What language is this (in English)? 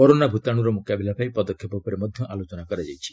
Odia